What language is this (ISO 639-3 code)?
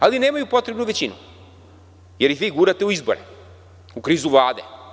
srp